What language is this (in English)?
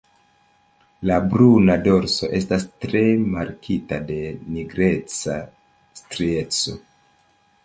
Esperanto